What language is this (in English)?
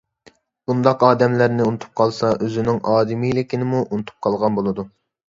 Uyghur